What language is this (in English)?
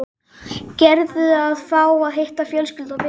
Icelandic